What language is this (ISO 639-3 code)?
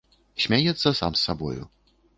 bel